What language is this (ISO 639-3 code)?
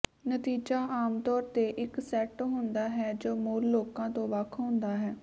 pan